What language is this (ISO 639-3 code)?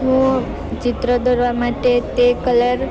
guj